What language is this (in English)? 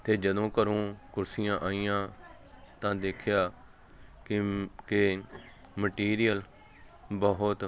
Punjabi